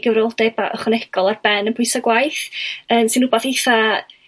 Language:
Welsh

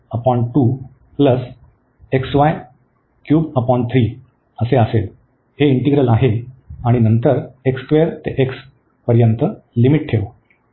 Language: Marathi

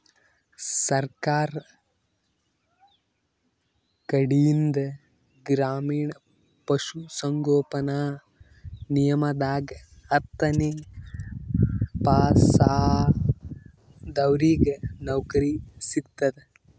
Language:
Kannada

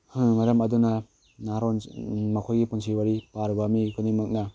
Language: Manipuri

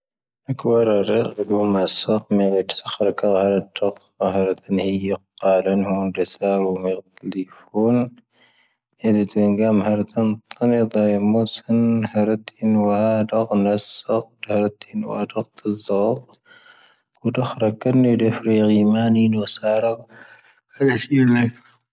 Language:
Tahaggart Tamahaq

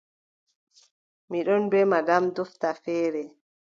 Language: Adamawa Fulfulde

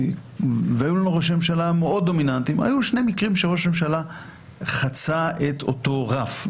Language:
Hebrew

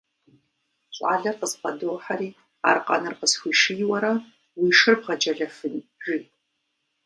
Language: Kabardian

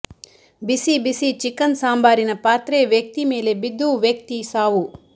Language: Kannada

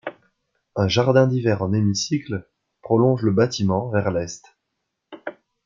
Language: French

